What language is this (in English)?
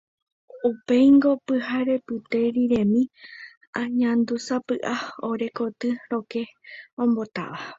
Guarani